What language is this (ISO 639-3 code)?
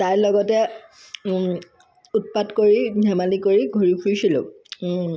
asm